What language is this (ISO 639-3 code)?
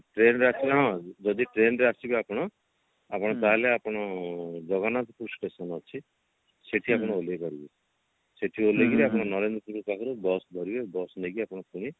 ori